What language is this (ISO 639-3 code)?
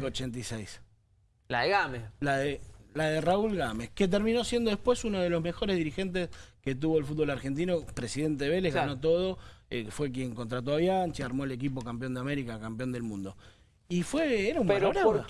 spa